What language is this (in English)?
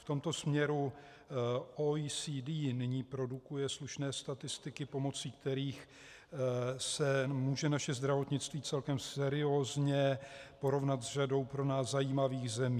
Czech